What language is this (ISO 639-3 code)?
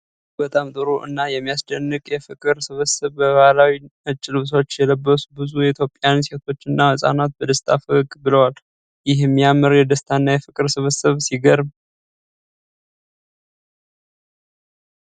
amh